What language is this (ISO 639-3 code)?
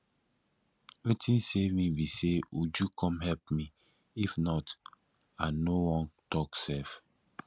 pcm